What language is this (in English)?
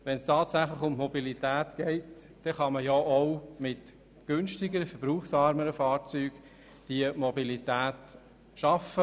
Swiss German